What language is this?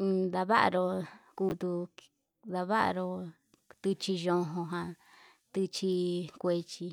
Yutanduchi Mixtec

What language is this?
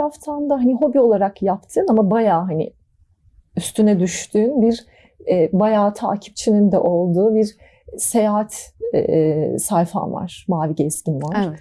Turkish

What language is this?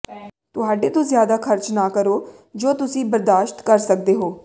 Punjabi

